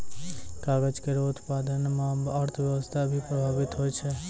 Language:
Maithili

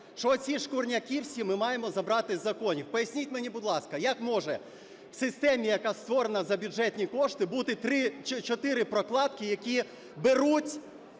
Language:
Ukrainian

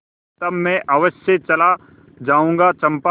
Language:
Hindi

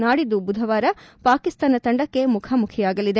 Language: Kannada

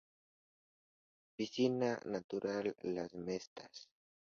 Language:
Spanish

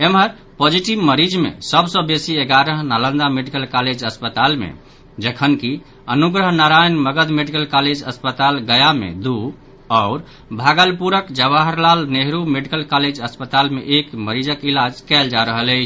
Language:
Maithili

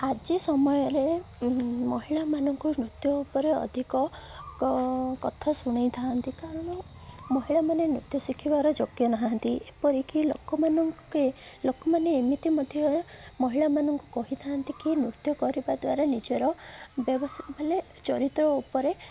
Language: Odia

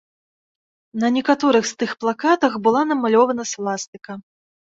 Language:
Belarusian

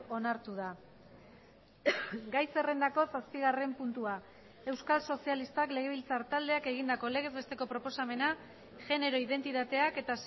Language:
Basque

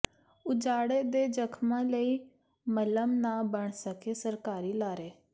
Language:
Punjabi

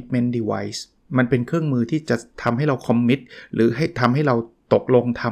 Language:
Thai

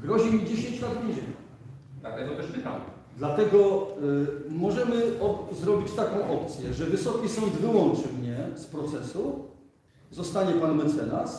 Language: Polish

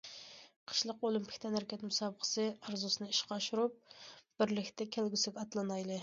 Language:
Uyghur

